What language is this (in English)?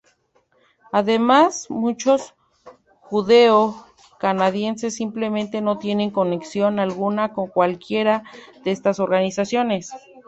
Spanish